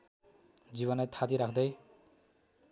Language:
Nepali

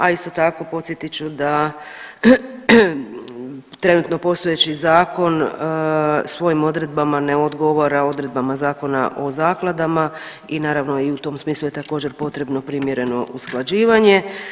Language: Croatian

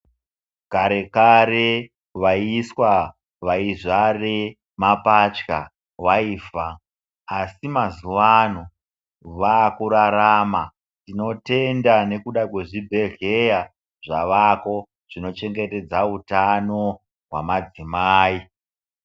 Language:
Ndau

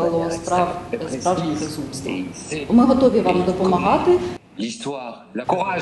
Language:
Ukrainian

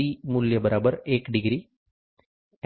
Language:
Gujarati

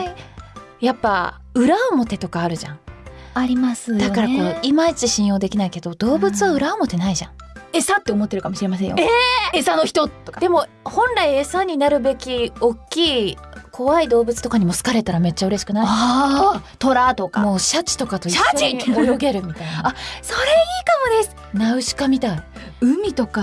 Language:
Japanese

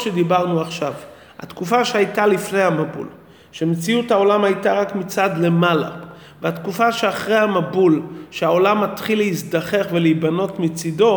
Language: Hebrew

